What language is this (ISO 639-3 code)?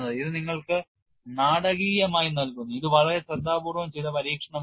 mal